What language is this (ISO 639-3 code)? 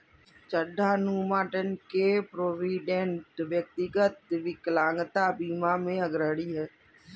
hin